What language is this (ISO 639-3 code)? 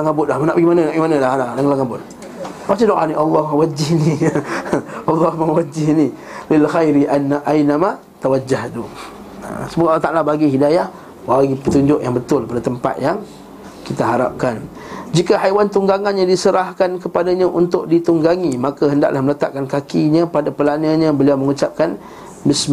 msa